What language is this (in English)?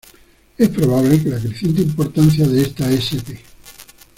Spanish